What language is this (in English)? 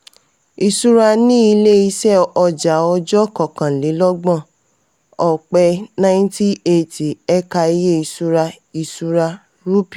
Yoruba